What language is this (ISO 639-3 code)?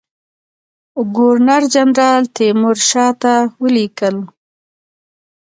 pus